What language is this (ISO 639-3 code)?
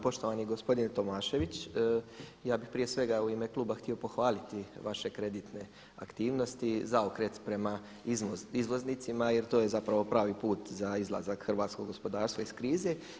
hrv